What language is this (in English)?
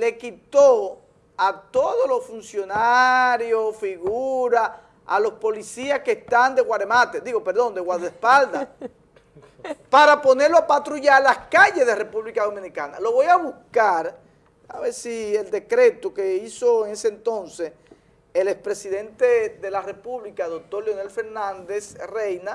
Spanish